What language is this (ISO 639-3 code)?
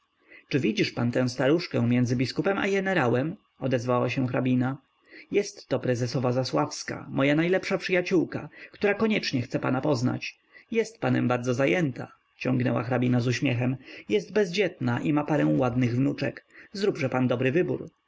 pol